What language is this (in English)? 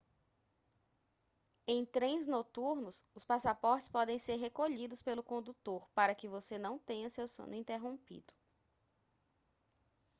Portuguese